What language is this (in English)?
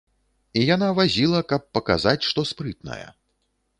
Belarusian